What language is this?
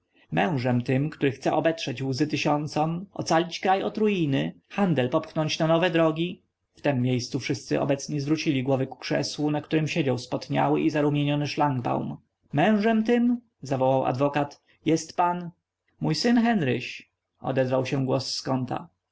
Polish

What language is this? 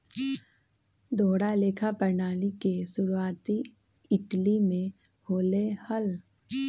Magahi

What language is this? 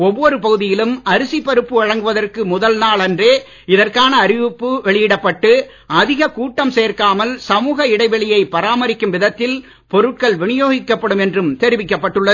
Tamil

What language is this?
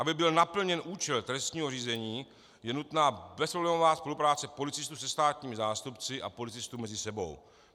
Czech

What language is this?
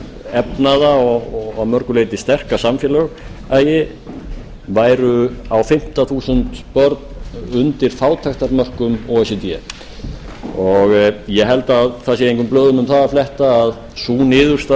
Icelandic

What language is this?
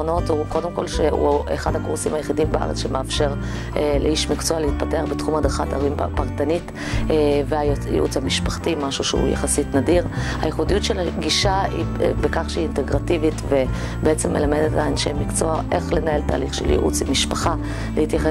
Hebrew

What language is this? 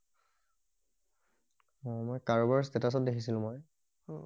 Assamese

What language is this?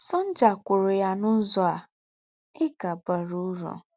Igbo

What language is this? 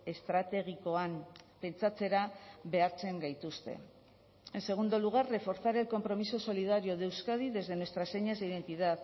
Spanish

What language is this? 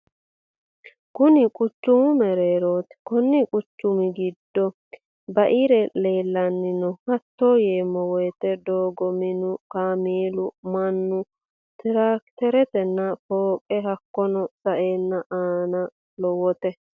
Sidamo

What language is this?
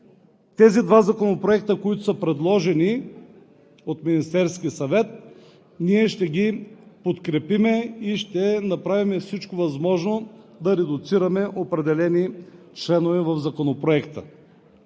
Bulgarian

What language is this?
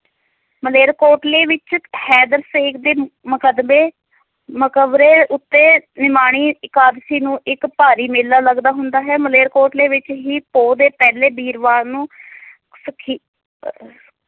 Punjabi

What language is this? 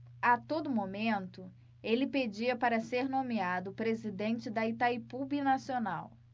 Portuguese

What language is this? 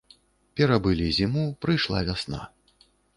Belarusian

